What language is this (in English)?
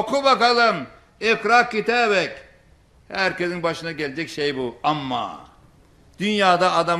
Turkish